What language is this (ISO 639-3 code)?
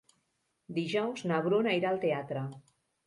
cat